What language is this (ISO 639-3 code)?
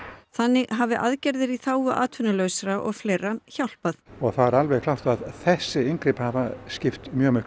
isl